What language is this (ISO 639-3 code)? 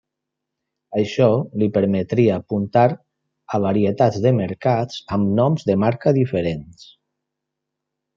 cat